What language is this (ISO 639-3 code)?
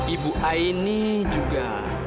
ind